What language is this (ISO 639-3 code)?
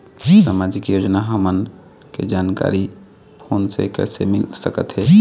hne